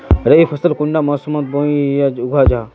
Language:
Magahi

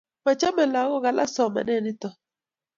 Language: Kalenjin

